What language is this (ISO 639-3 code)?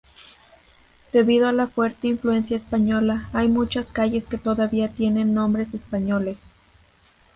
spa